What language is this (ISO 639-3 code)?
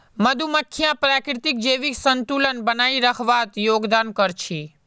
mag